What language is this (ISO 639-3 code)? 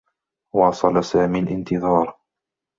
ara